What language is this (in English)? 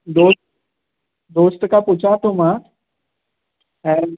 Sindhi